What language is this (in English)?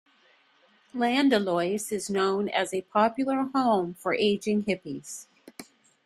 English